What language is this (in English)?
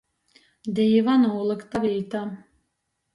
Latgalian